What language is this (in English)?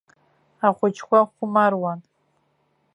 Abkhazian